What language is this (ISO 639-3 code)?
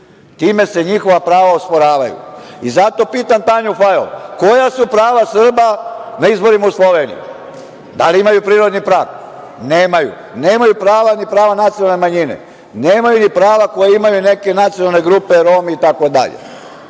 srp